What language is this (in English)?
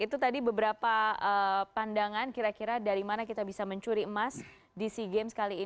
Indonesian